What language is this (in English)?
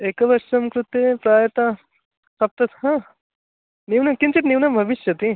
Sanskrit